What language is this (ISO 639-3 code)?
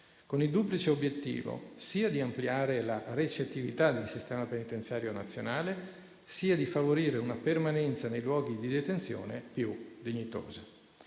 ita